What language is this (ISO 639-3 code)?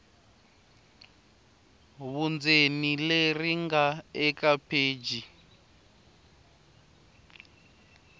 tso